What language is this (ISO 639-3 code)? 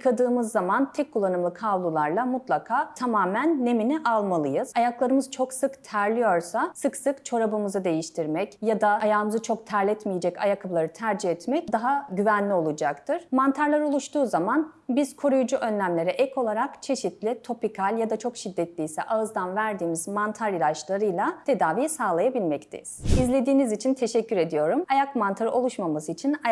tur